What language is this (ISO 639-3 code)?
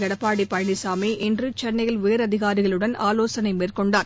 tam